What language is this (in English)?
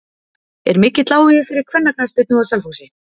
Icelandic